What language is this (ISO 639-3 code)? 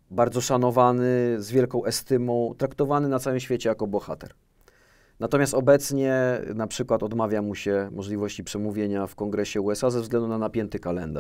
pol